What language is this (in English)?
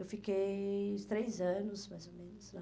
Portuguese